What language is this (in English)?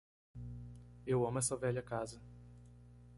Portuguese